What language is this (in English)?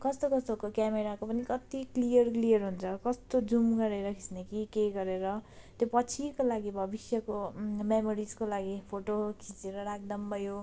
Nepali